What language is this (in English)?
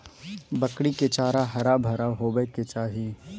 Magahi